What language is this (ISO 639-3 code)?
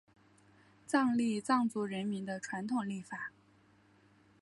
zho